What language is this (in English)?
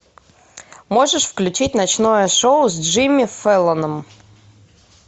Russian